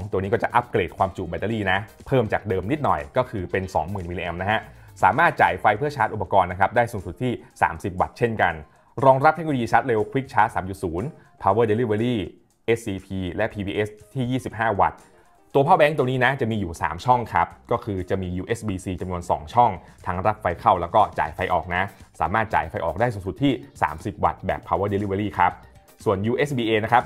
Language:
Thai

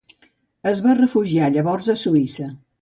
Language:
Catalan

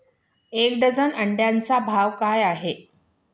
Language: Marathi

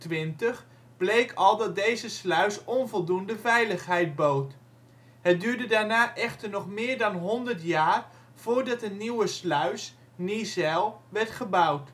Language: Dutch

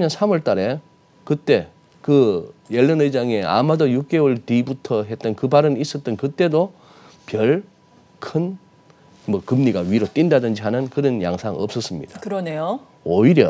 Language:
Korean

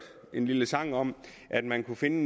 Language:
Danish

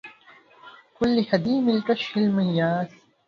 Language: Arabic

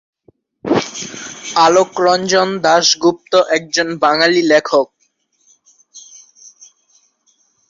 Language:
Bangla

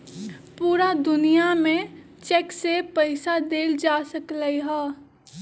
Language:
Magahi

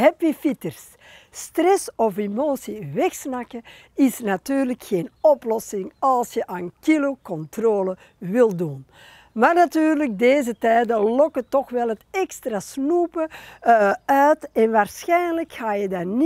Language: Dutch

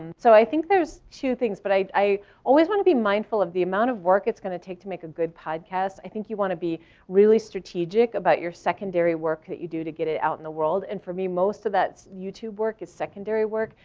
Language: English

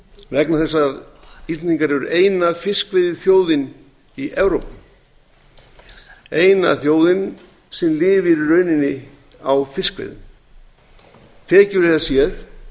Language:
Icelandic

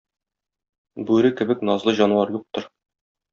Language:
Tatar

